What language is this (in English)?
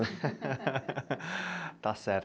Portuguese